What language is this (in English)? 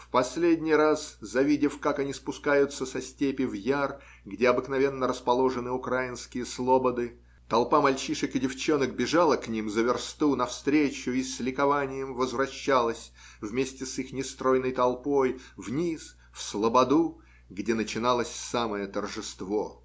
Russian